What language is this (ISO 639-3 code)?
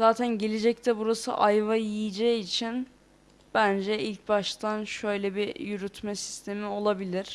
tur